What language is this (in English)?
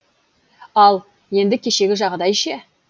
Kazakh